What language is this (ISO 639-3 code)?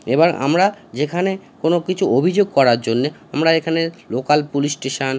ben